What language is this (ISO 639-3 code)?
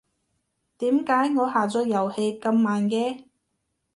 yue